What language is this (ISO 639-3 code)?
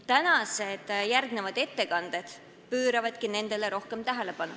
est